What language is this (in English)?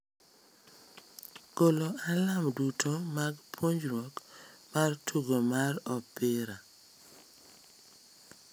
Luo (Kenya and Tanzania)